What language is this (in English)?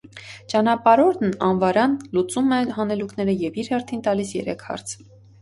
Armenian